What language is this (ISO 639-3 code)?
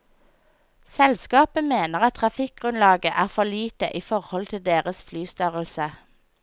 nor